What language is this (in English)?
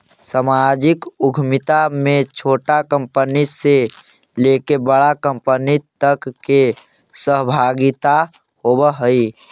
Magahi